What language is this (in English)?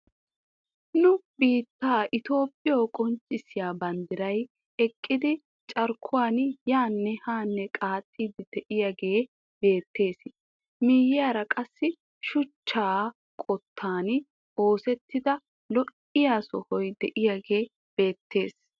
Wolaytta